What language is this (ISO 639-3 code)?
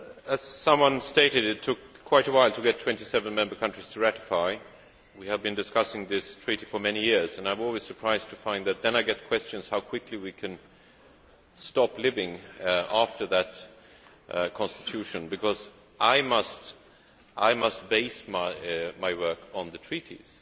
eng